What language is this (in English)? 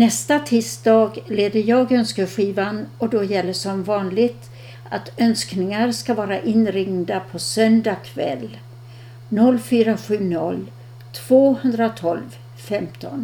Swedish